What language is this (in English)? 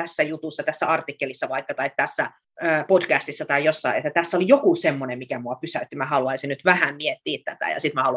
Finnish